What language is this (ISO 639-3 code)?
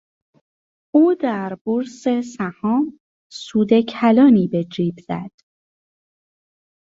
fas